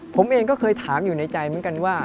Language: Thai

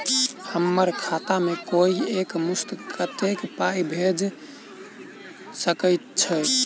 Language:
Maithili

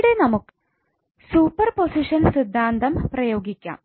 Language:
Malayalam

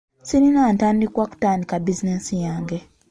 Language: Ganda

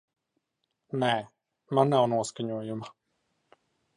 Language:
Latvian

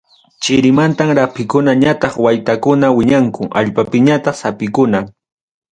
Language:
Ayacucho Quechua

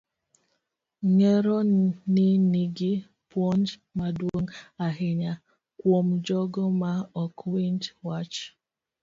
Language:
Luo (Kenya and Tanzania)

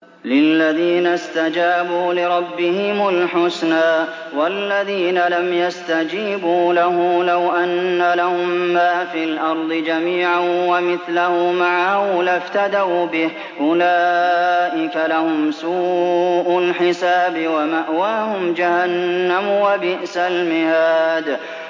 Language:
Arabic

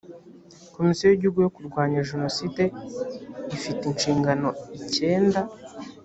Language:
Kinyarwanda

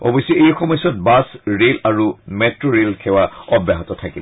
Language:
Assamese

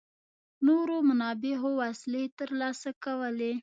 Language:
Pashto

